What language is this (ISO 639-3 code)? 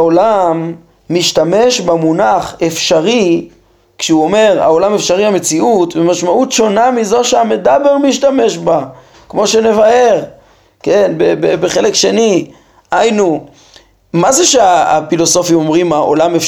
heb